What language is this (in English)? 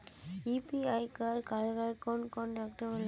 Magahi